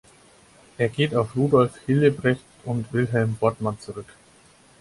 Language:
German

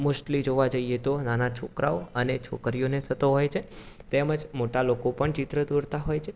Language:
Gujarati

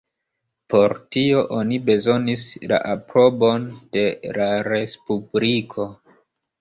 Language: Esperanto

